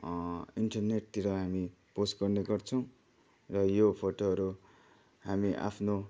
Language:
Nepali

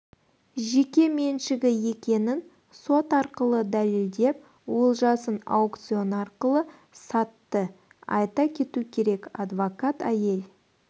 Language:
Kazakh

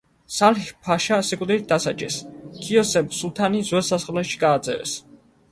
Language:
Georgian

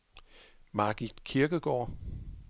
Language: Danish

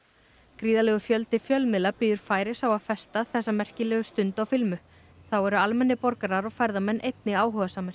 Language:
Icelandic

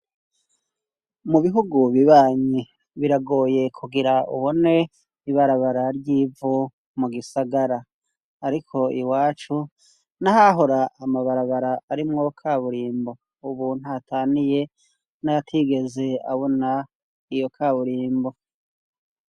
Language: Rundi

